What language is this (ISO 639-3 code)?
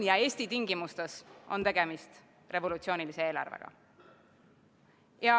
est